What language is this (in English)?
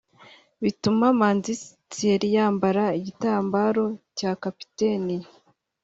Kinyarwanda